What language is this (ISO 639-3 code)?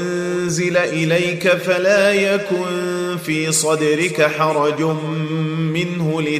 ara